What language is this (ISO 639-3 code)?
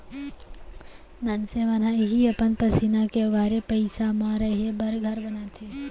hne